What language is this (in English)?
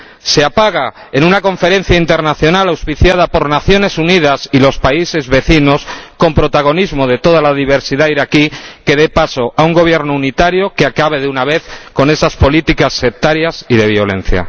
Spanish